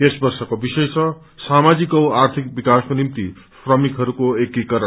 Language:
Nepali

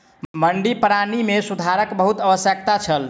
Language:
Maithili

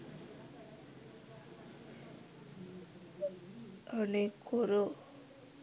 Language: Sinhala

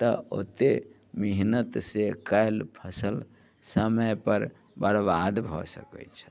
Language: Maithili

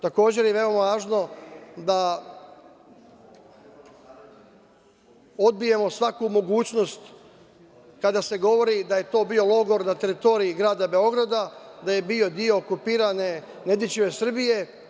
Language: Serbian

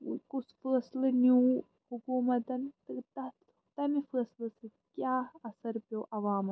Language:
Kashmiri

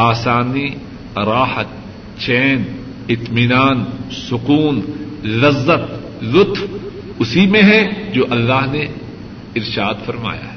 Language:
Urdu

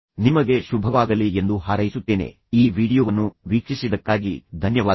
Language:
Kannada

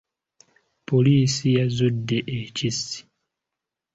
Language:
Ganda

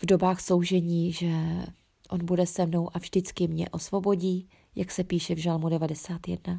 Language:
Czech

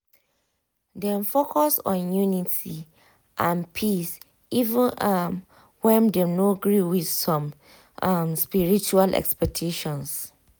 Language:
Nigerian Pidgin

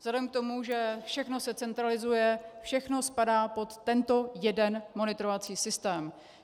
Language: Czech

